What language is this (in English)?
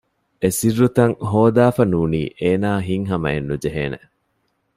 Divehi